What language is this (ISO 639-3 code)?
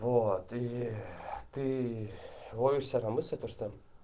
rus